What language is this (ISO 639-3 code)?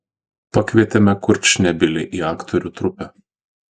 lit